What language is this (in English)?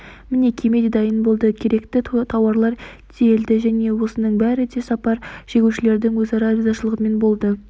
Kazakh